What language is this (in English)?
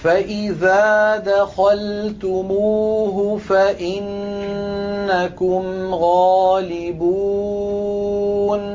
Arabic